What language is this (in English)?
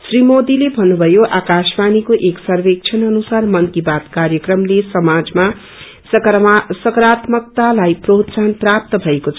Nepali